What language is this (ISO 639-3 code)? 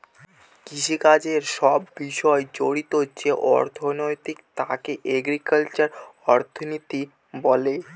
ben